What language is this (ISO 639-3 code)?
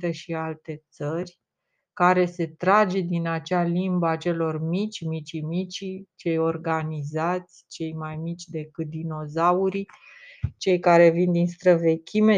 ron